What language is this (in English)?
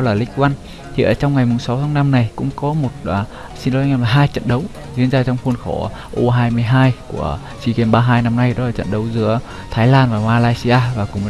Vietnamese